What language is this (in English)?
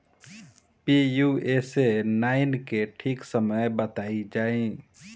Bhojpuri